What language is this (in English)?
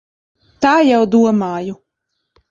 Latvian